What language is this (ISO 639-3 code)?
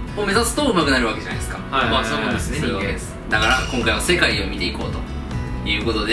jpn